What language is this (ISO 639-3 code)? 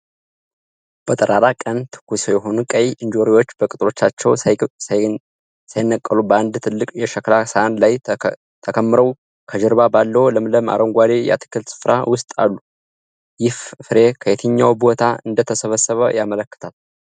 amh